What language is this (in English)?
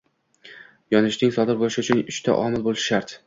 Uzbek